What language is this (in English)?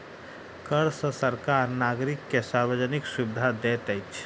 Maithili